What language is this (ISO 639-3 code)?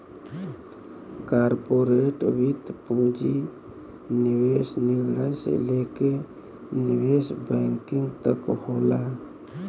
bho